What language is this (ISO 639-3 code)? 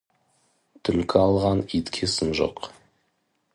kaz